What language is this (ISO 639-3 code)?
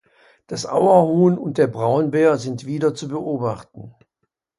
deu